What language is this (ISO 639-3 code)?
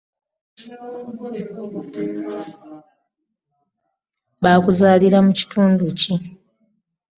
lug